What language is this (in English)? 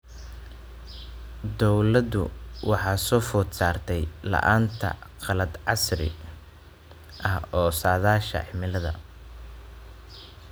Somali